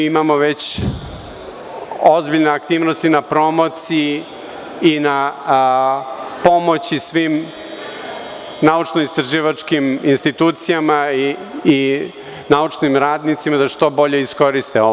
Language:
Serbian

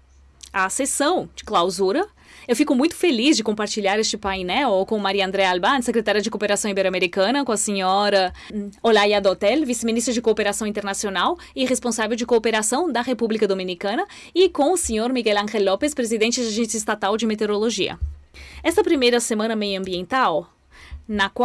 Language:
Portuguese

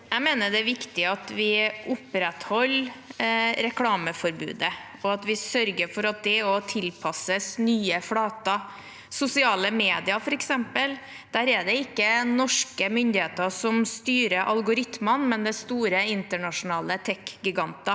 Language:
Norwegian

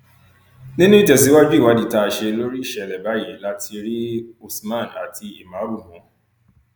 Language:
Yoruba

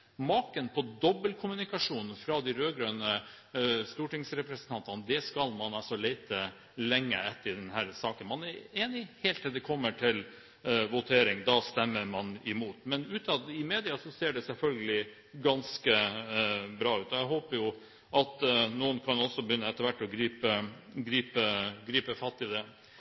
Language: Norwegian Bokmål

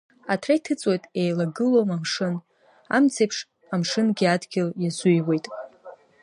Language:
Abkhazian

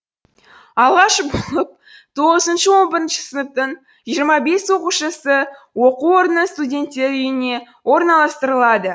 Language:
Kazakh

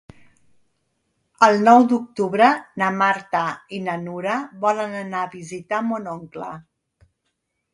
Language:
Catalan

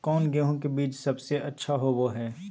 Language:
Magahi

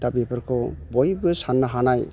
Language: Bodo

